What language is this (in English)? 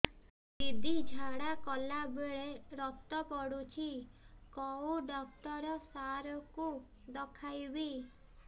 Odia